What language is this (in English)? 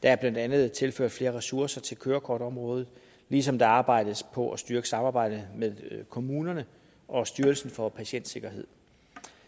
Danish